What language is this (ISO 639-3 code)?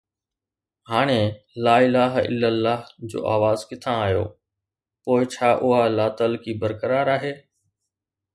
snd